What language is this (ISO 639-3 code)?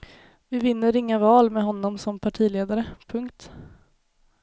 swe